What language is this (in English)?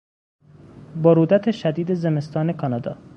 Persian